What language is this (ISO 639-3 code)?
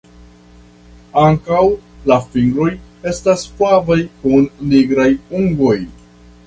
epo